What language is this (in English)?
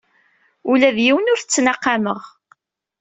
Kabyle